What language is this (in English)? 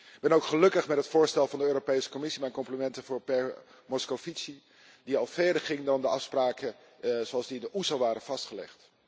Dutch